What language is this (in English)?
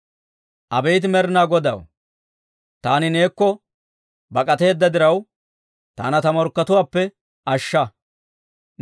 Dawro